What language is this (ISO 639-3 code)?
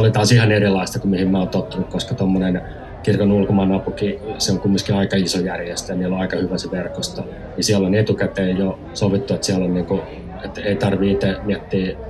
fin